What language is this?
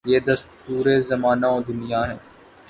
Urdu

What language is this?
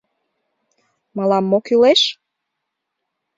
Mari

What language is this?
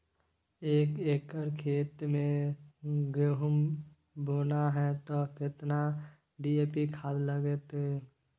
Maithili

